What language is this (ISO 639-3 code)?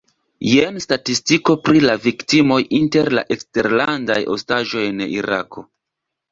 epo